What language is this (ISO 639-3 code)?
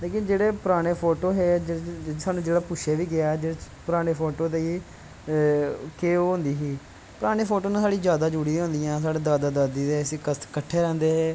doi